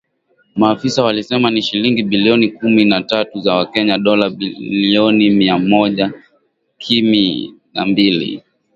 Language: Swahili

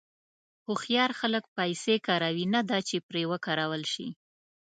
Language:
Pashto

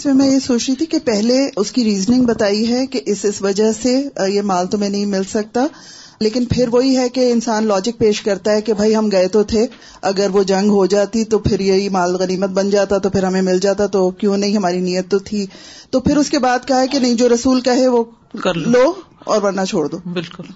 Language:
Urdu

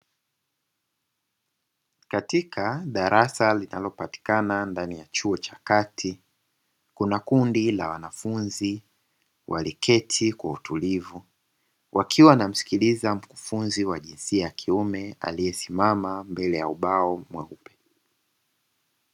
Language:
Swahili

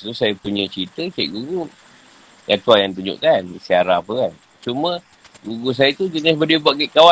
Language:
Malay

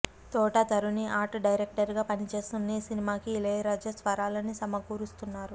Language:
Telugu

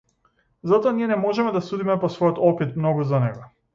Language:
Macedonian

